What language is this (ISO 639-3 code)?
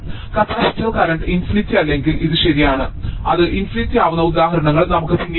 mal